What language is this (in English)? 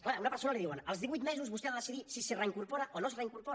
Catalan